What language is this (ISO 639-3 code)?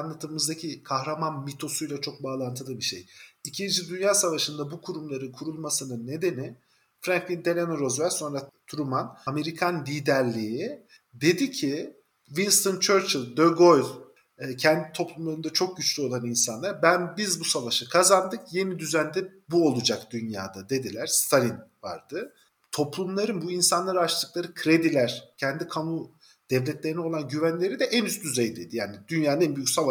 tur